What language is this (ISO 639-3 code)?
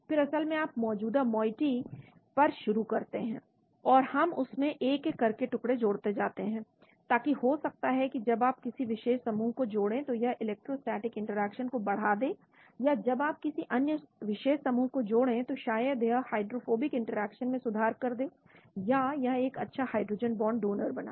hin